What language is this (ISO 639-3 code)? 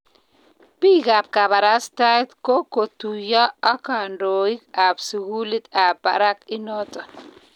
kln